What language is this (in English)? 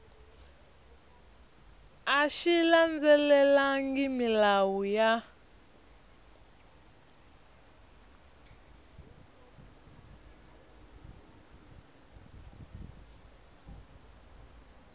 Tsonga